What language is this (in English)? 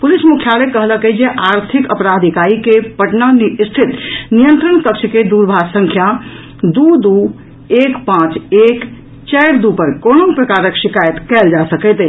Maithili